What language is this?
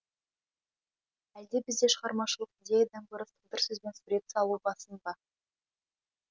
Kazakh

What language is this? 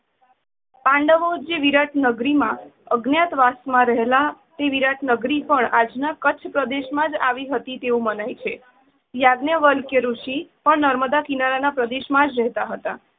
Gujarati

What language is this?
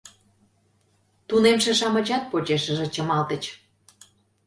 Mari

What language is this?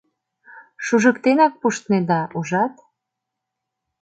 Mari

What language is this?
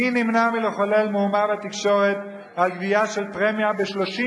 Hebrew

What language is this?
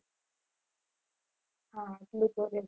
Gujarati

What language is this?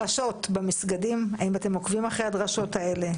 Hebrew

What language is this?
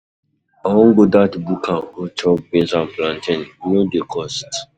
Nigerian Pidgin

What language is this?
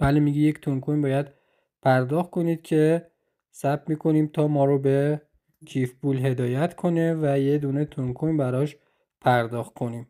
Persian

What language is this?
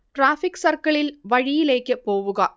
Malayalam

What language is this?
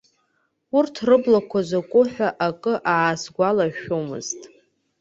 Abkhazian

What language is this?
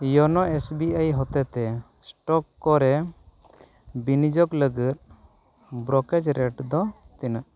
Santali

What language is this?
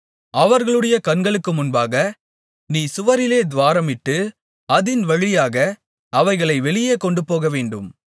Tamil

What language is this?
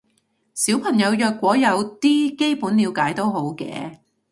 Cantonese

